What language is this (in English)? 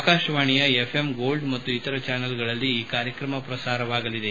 Kannada